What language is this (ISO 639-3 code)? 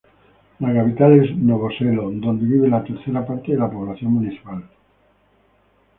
spa